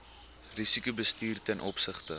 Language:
Afrikaans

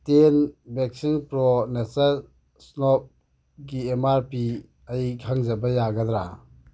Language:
Manipuri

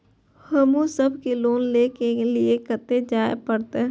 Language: Maithili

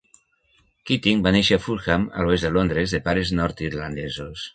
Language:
Catalan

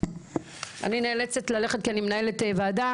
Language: Hebrew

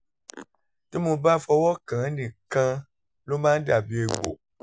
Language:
Yoruba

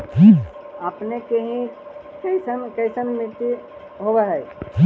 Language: Magahi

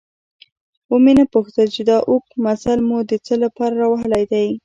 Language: Pashto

